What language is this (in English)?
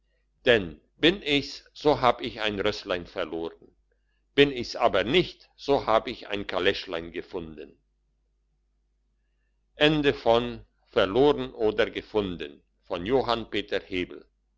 German